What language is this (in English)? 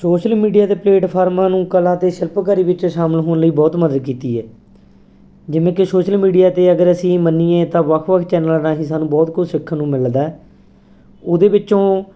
Punjabi